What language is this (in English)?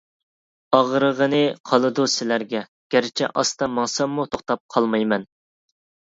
Uyghur